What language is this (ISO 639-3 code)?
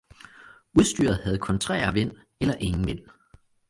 dan